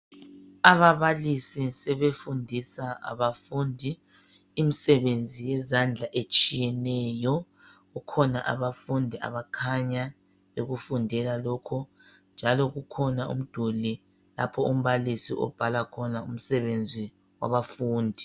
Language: North Ndebele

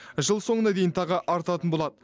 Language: Kazakh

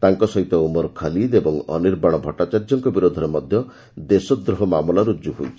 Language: Odia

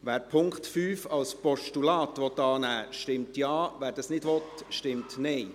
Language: Swiss German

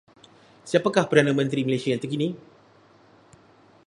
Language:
Malay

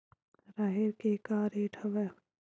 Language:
Chhattisgarhi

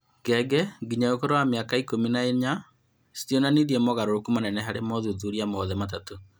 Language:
Kikuyu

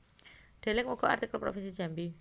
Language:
Javanese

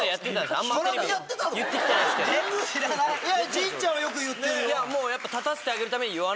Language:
Japanese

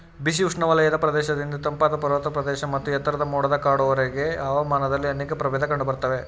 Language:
Kannada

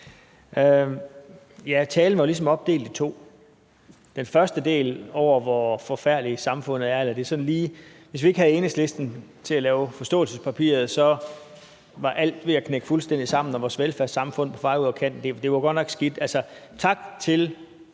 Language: Danish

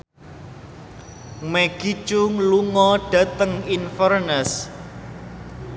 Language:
Javanese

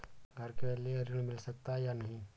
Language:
Hindi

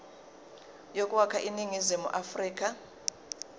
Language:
Zulu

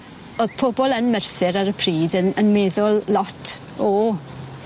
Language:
Welsh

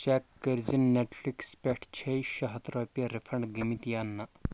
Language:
Kashmiri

